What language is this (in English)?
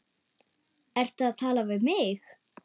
Icelandic